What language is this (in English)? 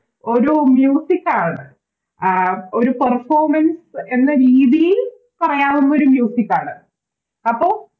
Malayalam